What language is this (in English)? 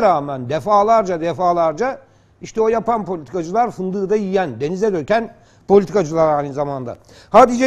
Turkish